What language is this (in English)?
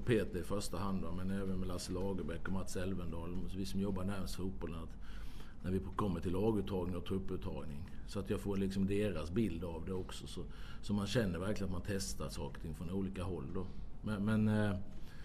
Swedish